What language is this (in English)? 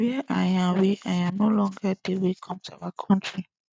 Nigerian Pidgin